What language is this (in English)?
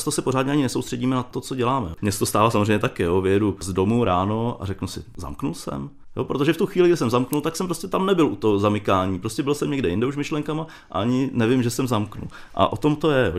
Czech